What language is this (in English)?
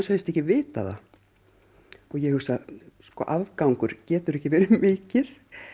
Icelandic